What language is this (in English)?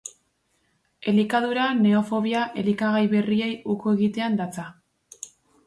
Basque